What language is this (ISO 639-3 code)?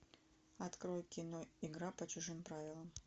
rus